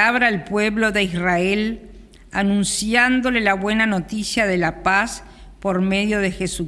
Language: Spanish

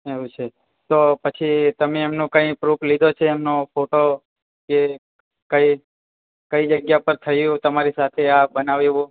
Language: Gujarati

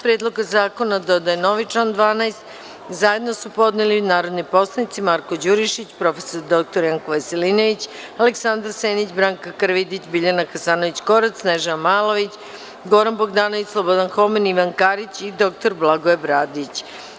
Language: Serbian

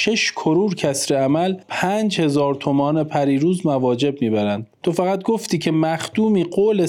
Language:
Persian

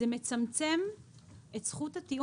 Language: Hebrew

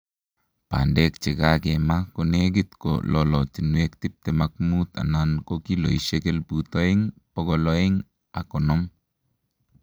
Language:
Kalenjin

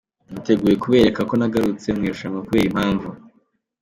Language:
Kinyarwanda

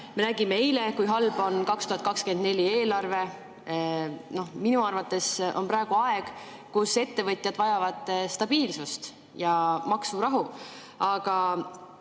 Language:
Estonian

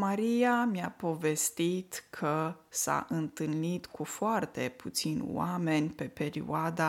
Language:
Romanian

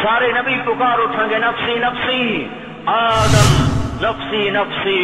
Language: Urdu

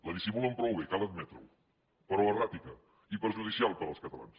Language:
Catalan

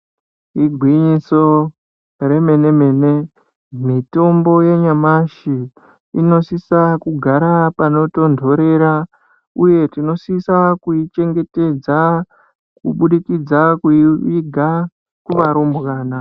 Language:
Ndau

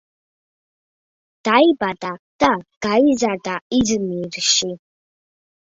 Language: Georgian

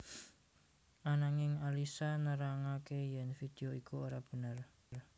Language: Javanese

